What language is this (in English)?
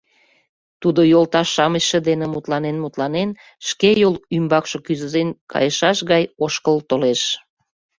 Mari